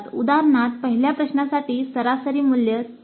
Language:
Marathi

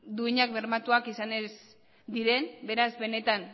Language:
Basque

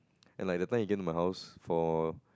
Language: English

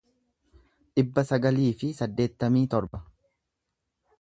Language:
Oromo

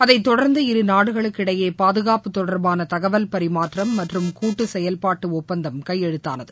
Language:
Tamil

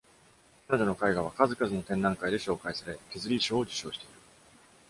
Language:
Japanese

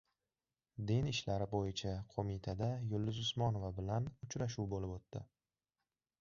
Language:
Uzbek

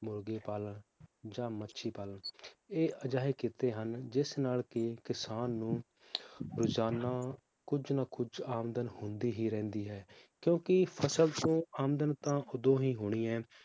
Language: Punjabi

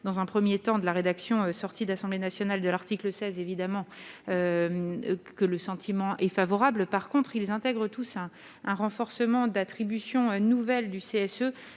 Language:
French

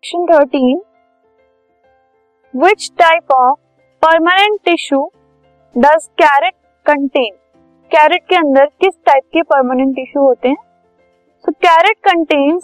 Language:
Hindi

